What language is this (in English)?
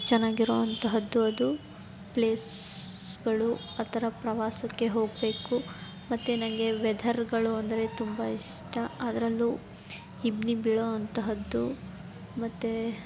Kannada